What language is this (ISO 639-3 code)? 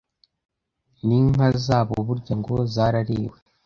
kin